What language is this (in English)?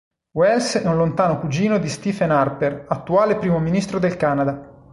Italian